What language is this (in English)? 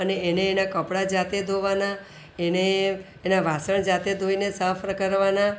Gujarati